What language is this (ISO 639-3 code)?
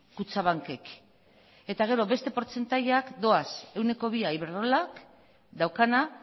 eus